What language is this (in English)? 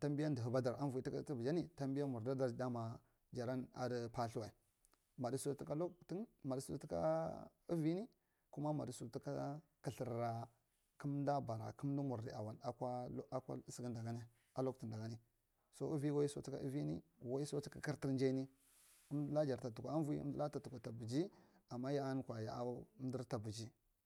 Marghi Central